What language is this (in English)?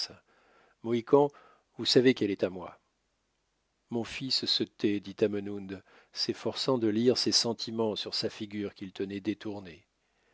French